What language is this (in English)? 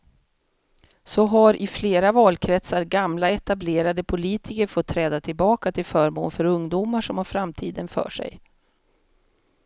Swedish